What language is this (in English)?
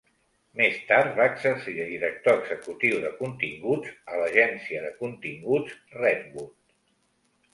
Catalan